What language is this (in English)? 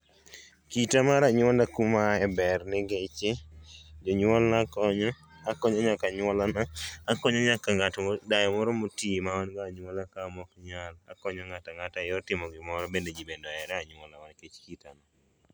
Luo (Kenya and Tanzania)